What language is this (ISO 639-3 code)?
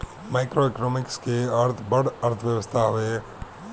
bho